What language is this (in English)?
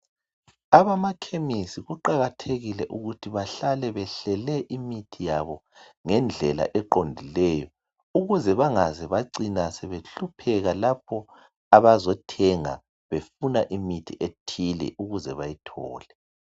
North Ndebele